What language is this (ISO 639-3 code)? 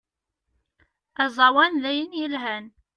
kab